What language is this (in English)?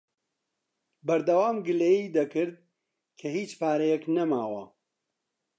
Central Kurdish